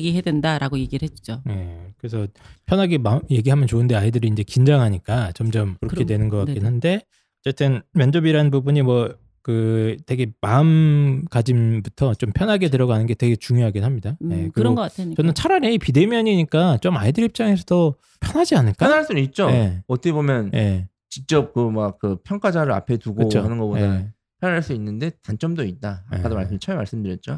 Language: Korean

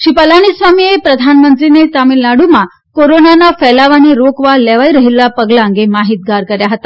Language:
Gujarati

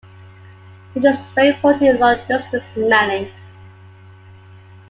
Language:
English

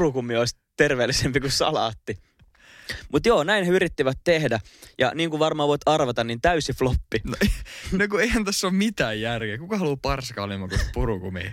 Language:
Finnish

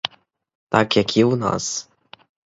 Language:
Ukrainian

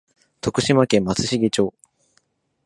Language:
Japanese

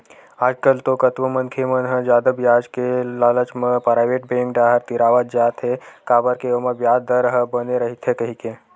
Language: Chhattisgarhi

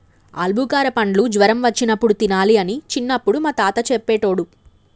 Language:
Telugu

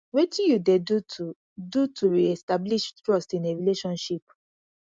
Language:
Nigerian Pidgin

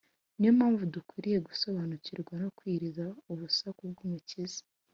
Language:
Kinyarwanda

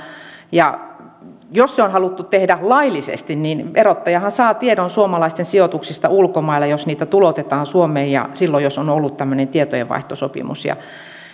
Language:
Finnish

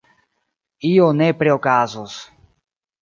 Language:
Esperanto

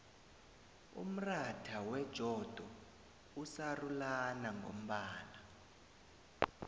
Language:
South Ndebele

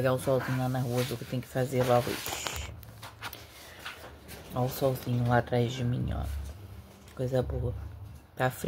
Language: Portuguese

